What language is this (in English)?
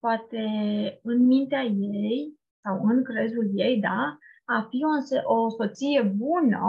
Romanian